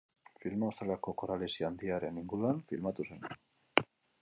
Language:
Basque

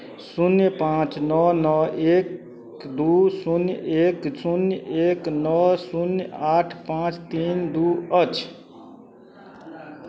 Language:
Maithili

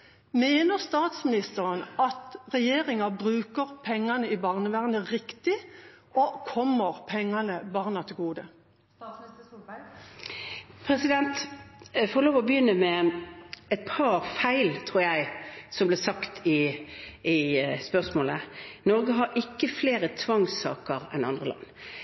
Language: Norwegian Bokmål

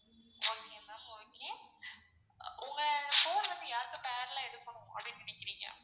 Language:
Tamil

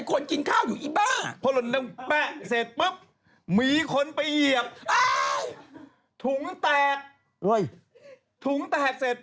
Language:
Thai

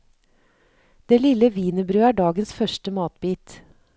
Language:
Norwegian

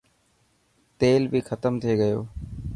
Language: Dhatki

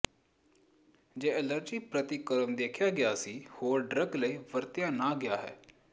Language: Punjabi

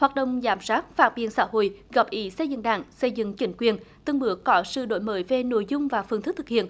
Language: Vietnamese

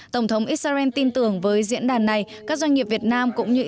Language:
Vietnamese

